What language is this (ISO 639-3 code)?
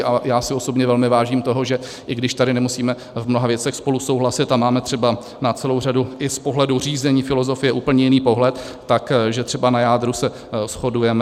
ces